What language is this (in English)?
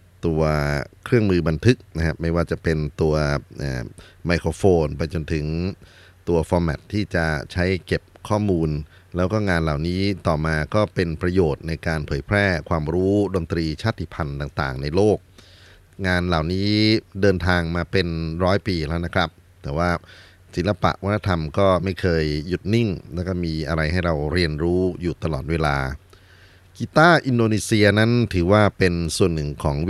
Thai